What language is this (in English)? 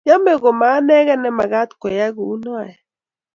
Kalenjin